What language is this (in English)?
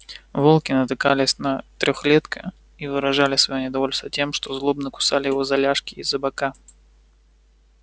Russian